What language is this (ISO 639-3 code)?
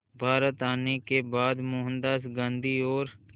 hin